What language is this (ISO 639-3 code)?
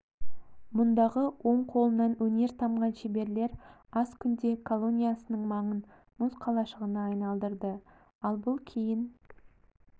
kaz